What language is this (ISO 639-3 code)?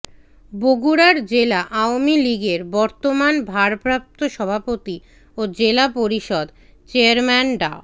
ben